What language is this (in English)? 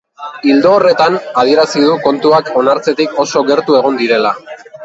Basque